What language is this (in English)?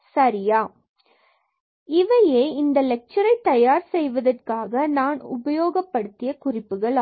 Tamil